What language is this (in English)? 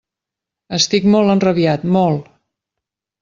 Catalan